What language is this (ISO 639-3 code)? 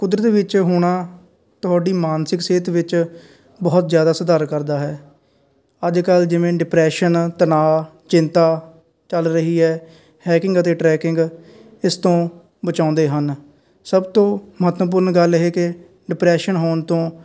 pan